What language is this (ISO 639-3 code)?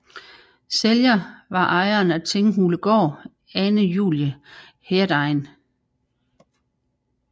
dan